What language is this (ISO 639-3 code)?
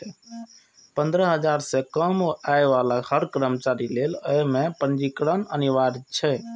mai